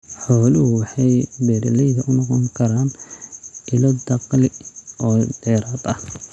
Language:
Somali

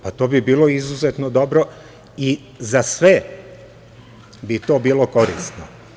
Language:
Serbian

